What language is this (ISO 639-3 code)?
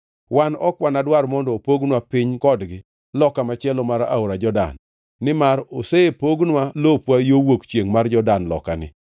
luo